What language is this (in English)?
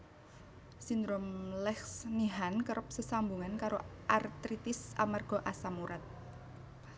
Javanese